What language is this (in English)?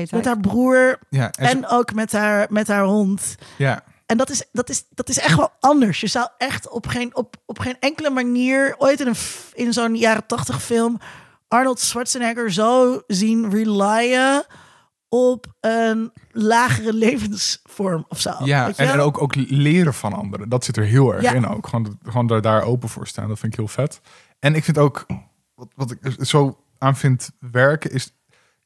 Dutch